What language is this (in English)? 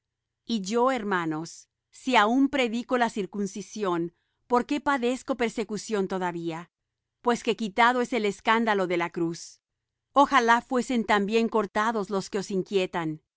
Spanish